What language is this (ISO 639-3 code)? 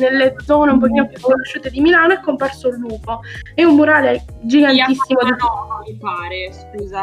ita